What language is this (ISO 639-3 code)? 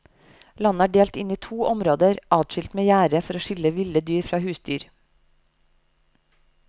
nor